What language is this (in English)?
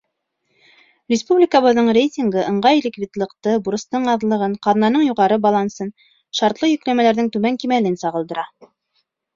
Bashkir